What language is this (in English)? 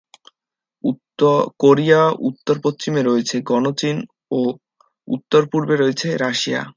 Bangla